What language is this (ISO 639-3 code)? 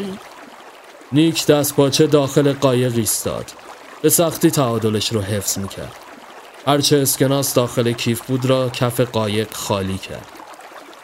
fas